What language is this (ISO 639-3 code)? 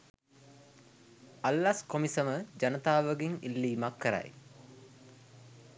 sin